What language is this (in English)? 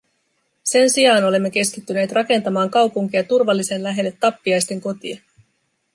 Finnish